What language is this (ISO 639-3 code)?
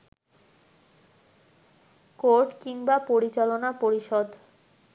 ben